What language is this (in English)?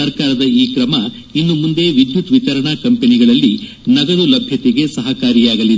Kannada